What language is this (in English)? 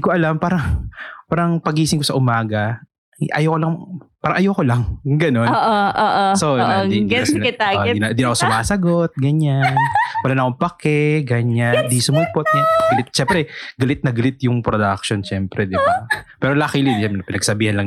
Filipino